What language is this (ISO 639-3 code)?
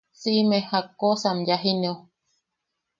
yaq